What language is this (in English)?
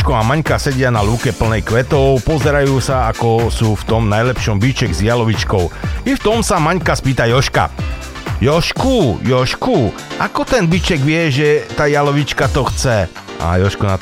Slovak